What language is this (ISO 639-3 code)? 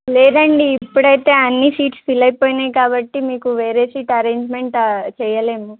tel